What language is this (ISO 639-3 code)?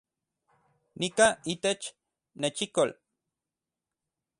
ncx